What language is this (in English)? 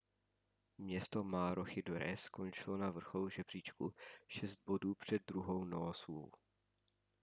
Czech